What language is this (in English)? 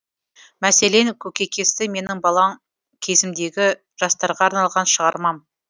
Kazakh